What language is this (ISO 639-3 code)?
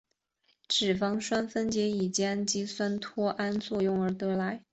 zho